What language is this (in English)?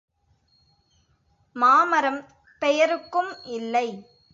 Tamil